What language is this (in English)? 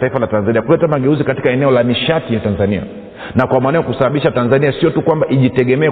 Swahili